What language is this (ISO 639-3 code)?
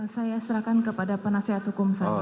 ind